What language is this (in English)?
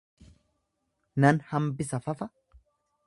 Oromo